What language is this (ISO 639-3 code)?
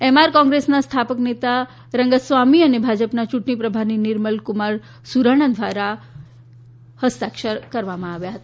guj